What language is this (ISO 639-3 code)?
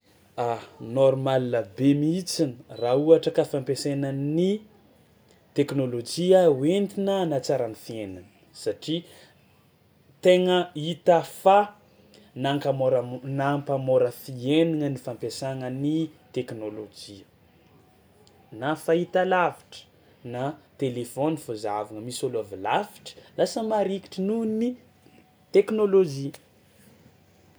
xmw